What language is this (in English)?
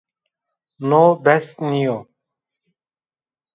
Zaza